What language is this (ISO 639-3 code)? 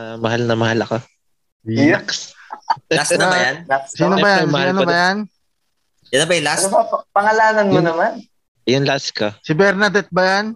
fil